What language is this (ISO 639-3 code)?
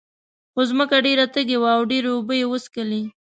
pus